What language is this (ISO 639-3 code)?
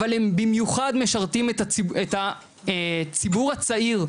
heb